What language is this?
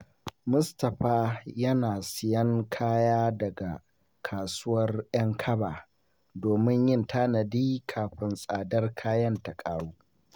Hausa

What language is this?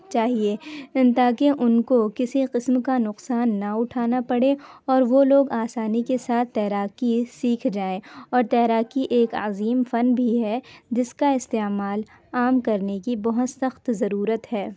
Urdu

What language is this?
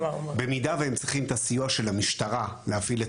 Hebrew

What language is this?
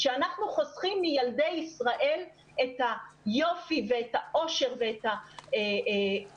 Hebrew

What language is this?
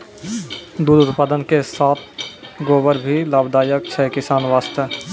Maithili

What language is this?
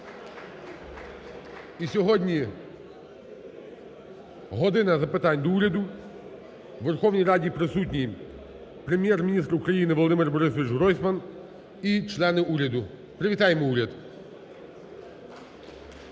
Ukrainian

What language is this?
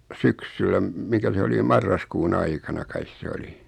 Finnish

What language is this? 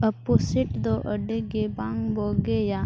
Santali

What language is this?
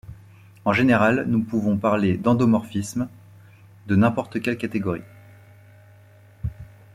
French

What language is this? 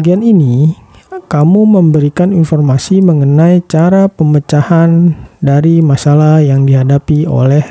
Indonesian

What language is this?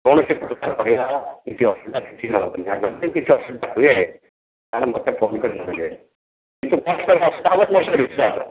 Odia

